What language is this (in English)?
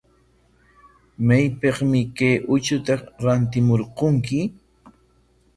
Corongo Ancash Quechua